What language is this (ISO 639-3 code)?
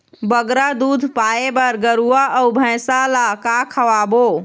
hne